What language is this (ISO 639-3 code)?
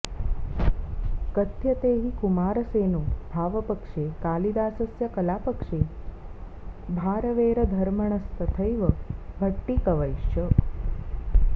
san